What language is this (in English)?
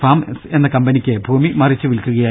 Malayalam